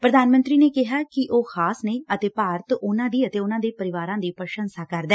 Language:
Punjabi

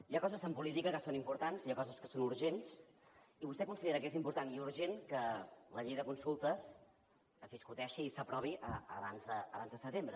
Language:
Catalan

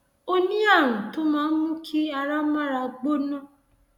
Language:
Yoruba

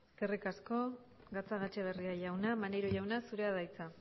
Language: Basque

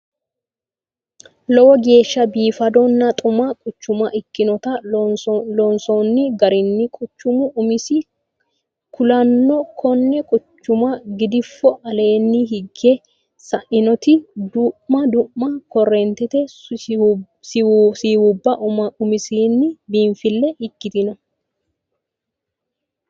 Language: Sidamo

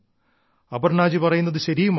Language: Malayalam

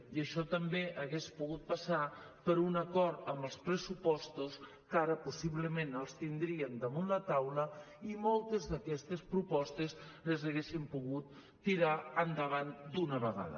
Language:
Catalan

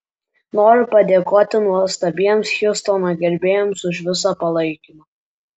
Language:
Lithuanian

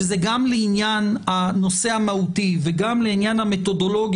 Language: Hebrew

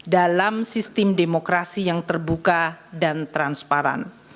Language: Indonesian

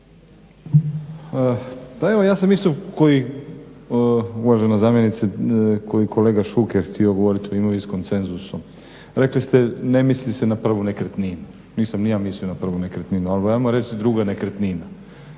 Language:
Croatian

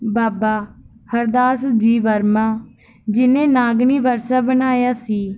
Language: Punjabi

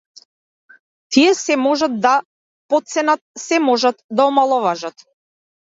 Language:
Macedonian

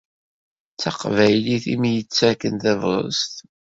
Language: Kabyle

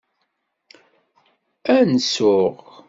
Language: Kabyle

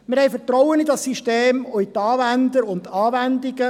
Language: Swiss German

